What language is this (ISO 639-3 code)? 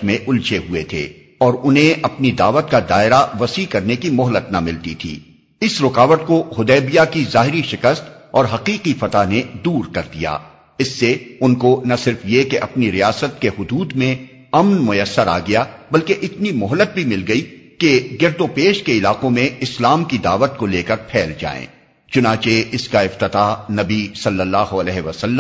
urd